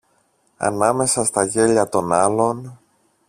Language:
Greek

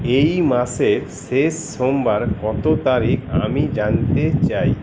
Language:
Bangla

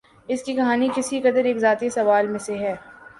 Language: Urdu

